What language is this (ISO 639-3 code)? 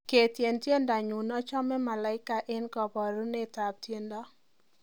kln